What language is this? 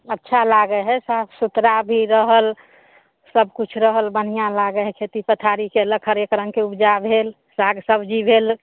Maithili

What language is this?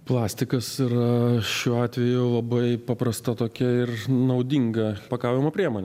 Lithuanian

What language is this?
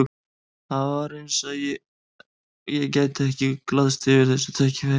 Icelandic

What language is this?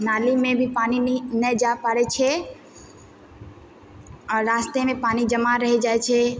Maithili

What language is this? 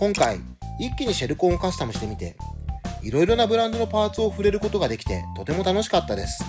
Japanese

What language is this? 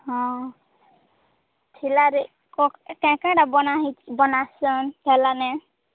Odia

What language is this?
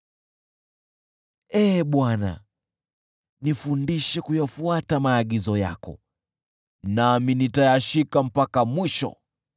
Swahili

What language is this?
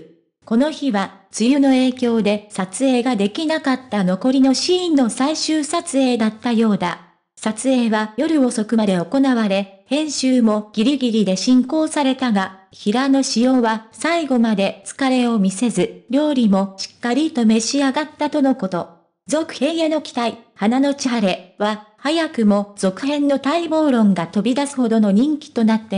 Japanese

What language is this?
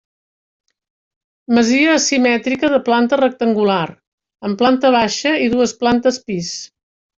Catalan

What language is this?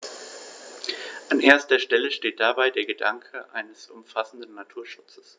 German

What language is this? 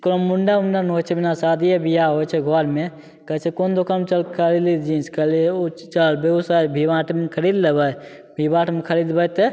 Maithili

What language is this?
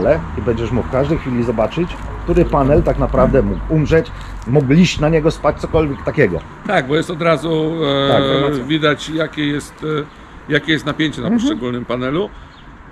Polish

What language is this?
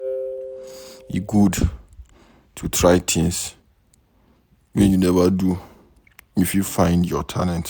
Nigerian Pidgin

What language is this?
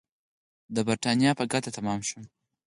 Pashto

